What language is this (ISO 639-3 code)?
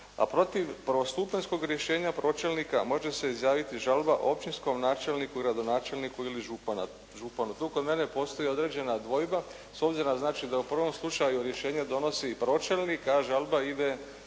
hrv